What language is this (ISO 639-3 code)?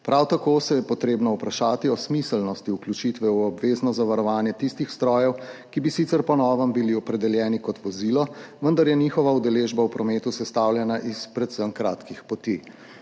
slv